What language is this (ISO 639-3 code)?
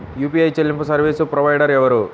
tel